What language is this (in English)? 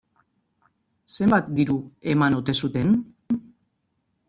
Basque